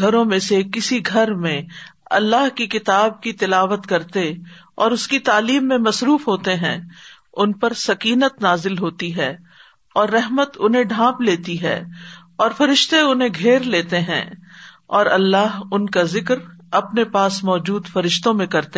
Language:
Urdu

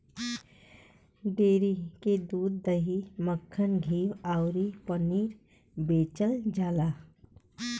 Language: Bhojpuri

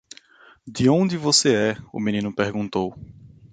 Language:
Portuguese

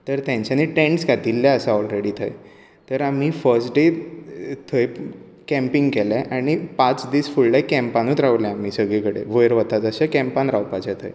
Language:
Konkani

